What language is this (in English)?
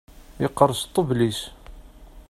Kabyle